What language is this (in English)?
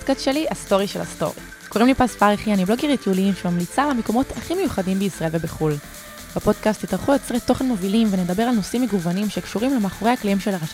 Hebrew